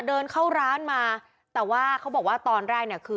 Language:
Thai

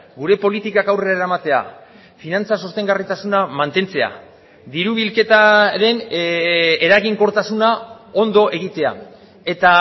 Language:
Basque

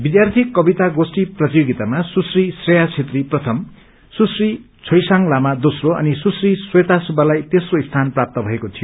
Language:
Nepali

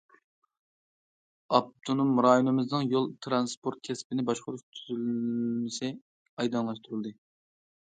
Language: Uyghur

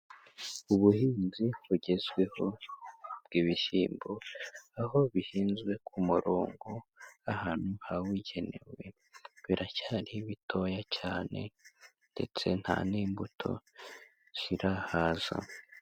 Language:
Kinyarwanda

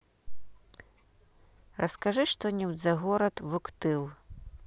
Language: Russian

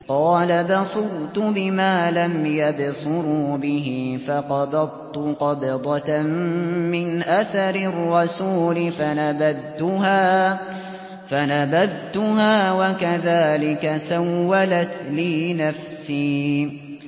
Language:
Arabic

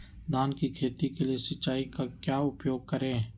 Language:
Magahi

